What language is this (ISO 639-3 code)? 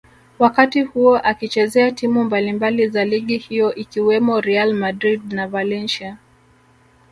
swa